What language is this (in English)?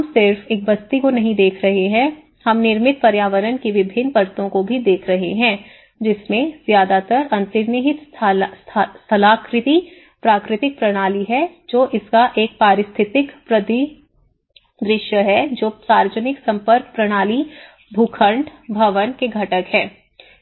Hindi